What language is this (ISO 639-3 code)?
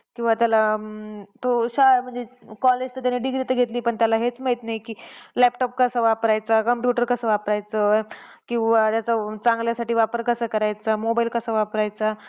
mar